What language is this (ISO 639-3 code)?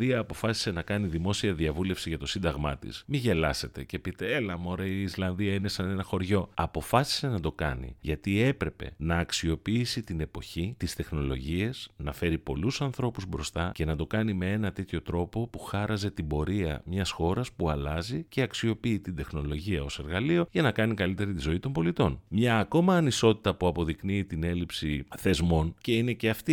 ell